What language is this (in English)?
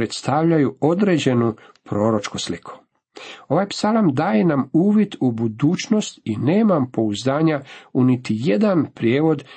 Croatian